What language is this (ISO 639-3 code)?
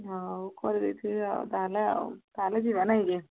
ori